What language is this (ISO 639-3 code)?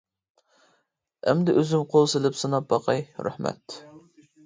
uig